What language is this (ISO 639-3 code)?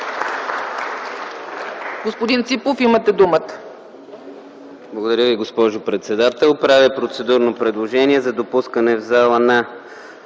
bul